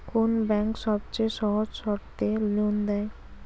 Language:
Bangla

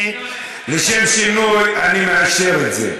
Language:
Hebrew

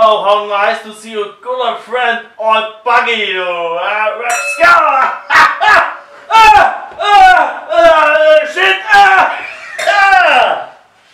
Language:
German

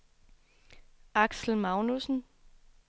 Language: Danish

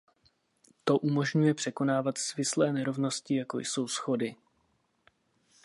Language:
Czech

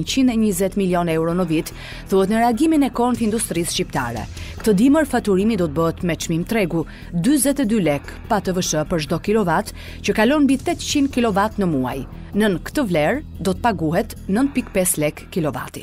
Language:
Romanian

